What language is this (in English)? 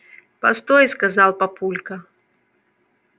Russian